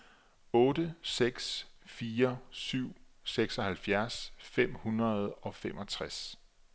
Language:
Danish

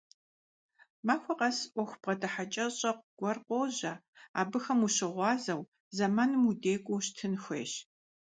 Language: Kabardian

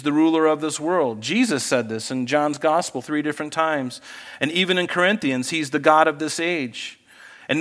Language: English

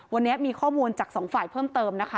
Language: Thai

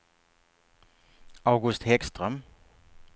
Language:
Swedish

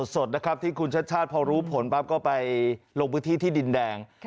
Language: Thai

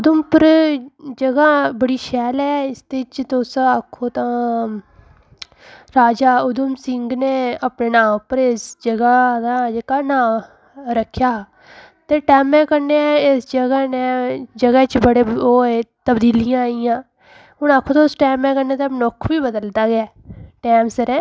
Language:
Dogri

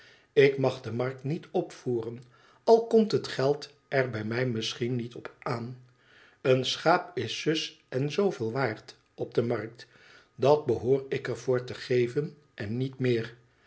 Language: Dutch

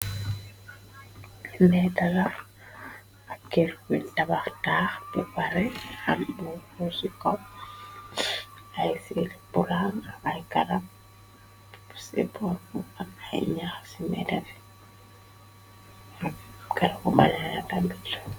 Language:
Wolof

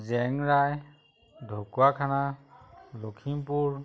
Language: Assamese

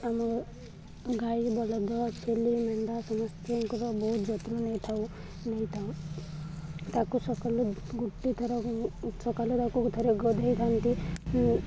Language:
Odia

